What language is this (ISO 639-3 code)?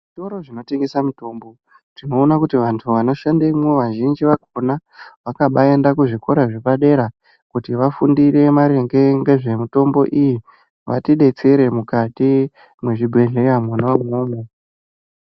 ndc